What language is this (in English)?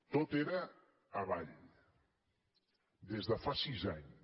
Catalan